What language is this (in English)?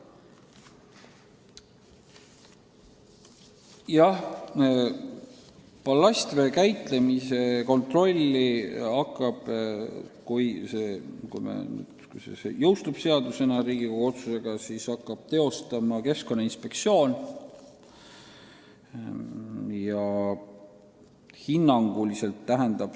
Estonian